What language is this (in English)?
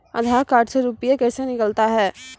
Maithili